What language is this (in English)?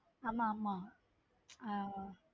Tamil